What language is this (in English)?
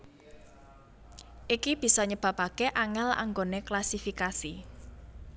Javanese